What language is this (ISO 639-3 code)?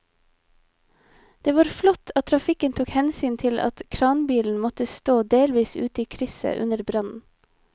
nor